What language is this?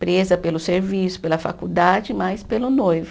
Portuguese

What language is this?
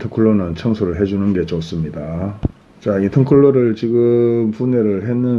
Korean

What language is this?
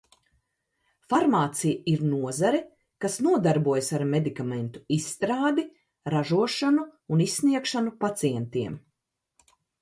Latvian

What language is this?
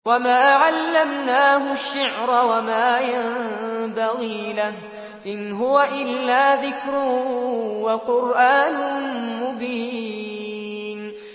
Arabic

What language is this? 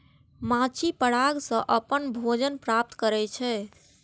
Maithili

